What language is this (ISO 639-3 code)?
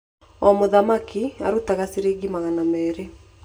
kik